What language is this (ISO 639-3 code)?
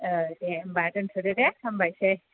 brx